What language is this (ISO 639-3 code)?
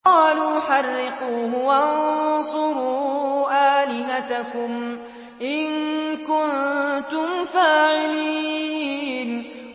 ara